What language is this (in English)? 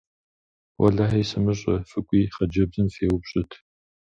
Kabardian